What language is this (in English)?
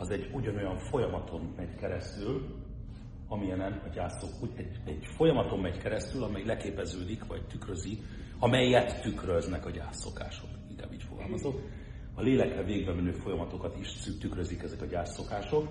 Hungarian